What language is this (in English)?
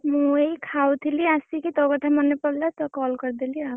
Odia